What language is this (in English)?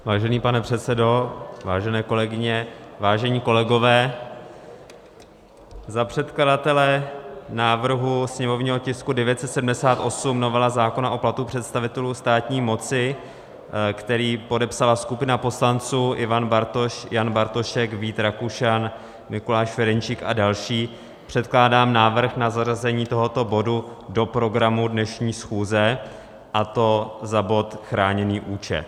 Czech